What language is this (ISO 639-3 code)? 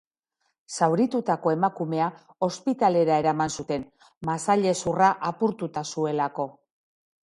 eus